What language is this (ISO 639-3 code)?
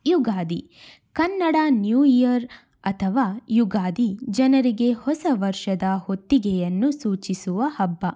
kan